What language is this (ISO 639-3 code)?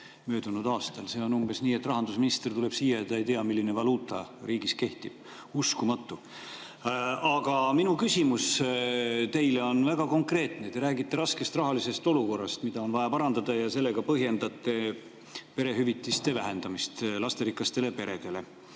est